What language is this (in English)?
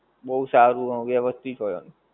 Gujarati